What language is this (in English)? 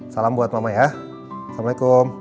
Indonesian